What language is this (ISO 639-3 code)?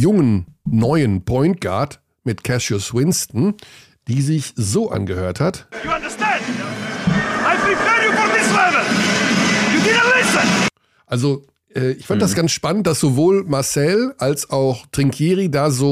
deu